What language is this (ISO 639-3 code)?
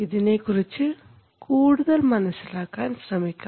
mal